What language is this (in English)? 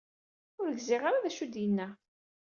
Kabyle